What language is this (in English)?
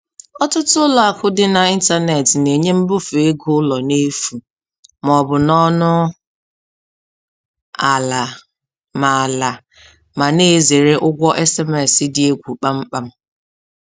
Igbo